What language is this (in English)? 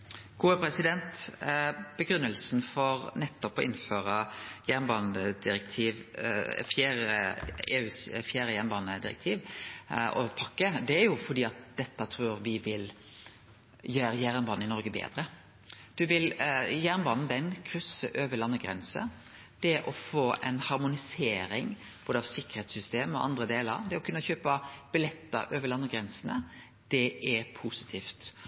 Norwegian Nynorsk